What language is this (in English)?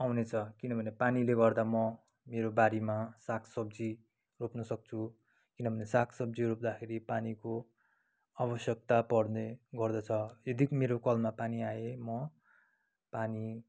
Nepali